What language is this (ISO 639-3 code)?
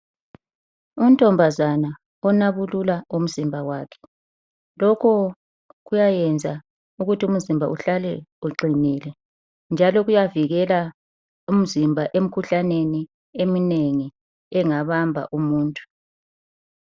nde